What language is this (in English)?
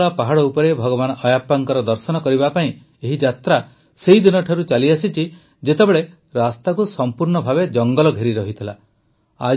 Odia